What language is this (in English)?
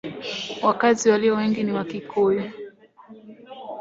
Swahili